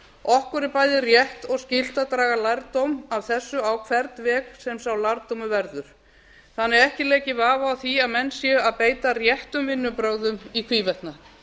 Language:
Icelandic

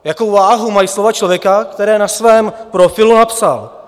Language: Czech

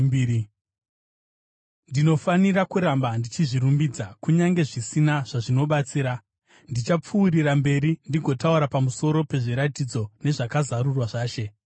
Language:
Shona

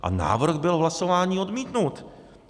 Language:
Czech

